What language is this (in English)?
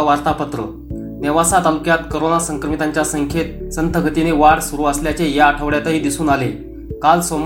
Marathi